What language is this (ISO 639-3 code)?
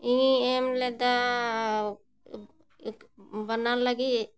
sat